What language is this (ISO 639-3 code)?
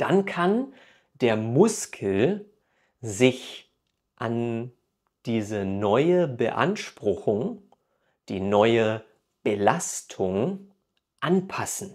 deu